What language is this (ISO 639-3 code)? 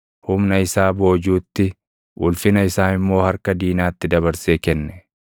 orm